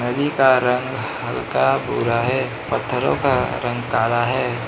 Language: Hindi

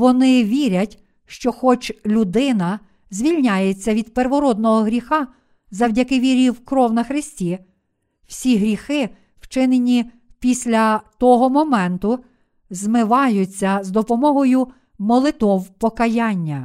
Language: Ukrainian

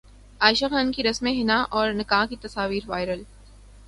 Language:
Urdu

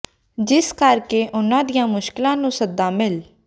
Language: Punjabi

